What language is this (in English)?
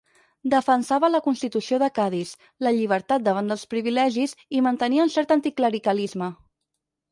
Catalan